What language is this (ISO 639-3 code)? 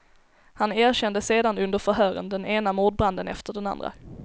swe